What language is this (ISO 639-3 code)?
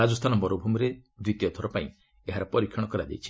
ori